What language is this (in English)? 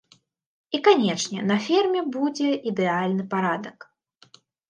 Belarusian